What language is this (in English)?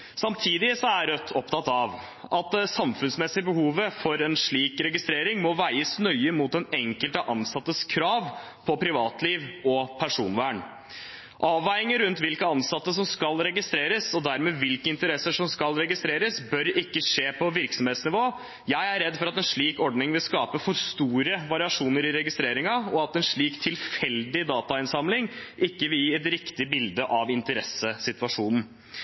Norwegian Bokmål